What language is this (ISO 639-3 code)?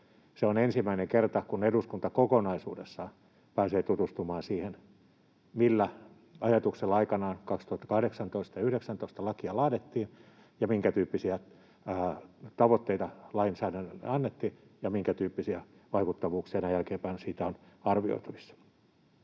fin